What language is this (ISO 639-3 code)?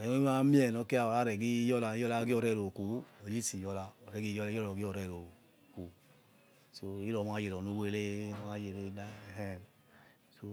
ets